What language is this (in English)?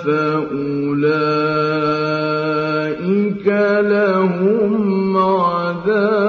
Arabic